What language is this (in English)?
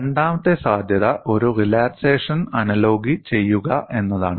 Malayalam